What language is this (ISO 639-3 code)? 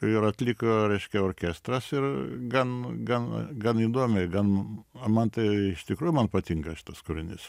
lit